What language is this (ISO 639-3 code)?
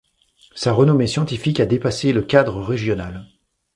fra